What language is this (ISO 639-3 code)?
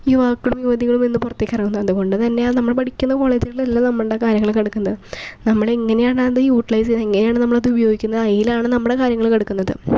mal